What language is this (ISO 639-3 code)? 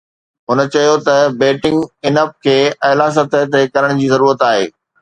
snd